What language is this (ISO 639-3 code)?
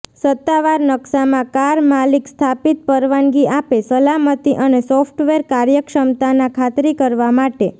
guj